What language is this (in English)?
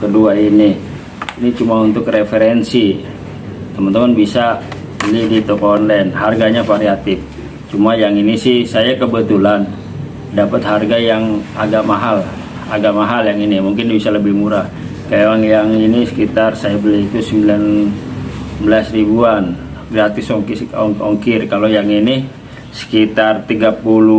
Indonesian